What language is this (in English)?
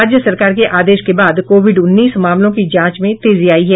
Hindi